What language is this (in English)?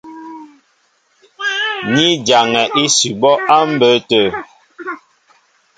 Mbo (Cameroon)